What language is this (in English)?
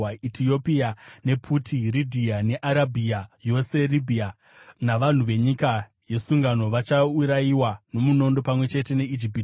Shona